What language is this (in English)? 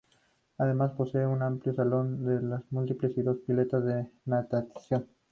Spanish